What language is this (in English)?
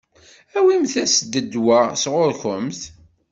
Kabyle